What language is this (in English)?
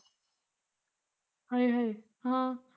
Punjabi